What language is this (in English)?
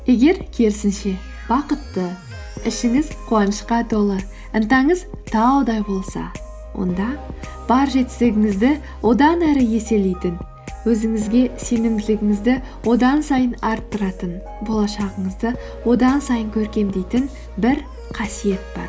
Kazakh